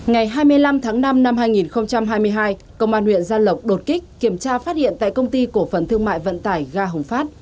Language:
Vietnamese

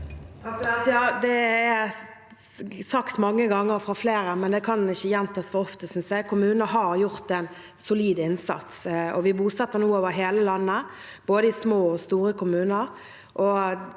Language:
Norwegian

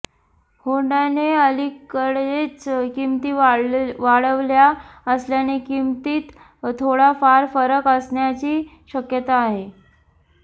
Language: Marathi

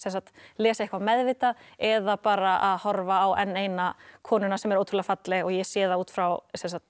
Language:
Icelandic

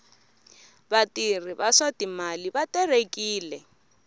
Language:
Tsonga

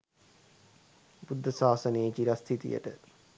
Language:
Sinhala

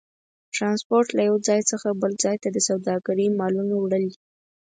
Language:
Pashto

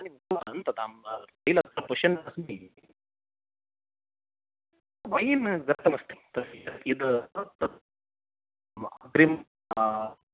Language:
Sanskrit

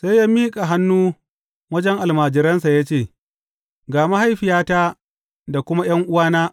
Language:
Hausa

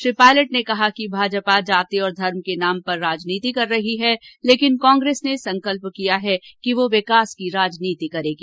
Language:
Hindi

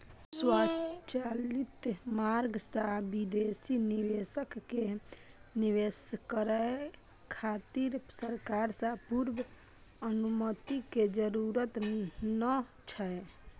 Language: Maithili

